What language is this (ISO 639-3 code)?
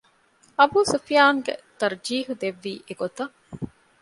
div